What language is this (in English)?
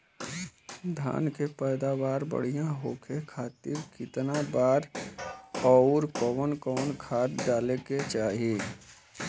Bhojpuri